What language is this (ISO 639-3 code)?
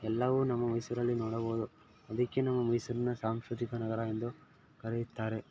kan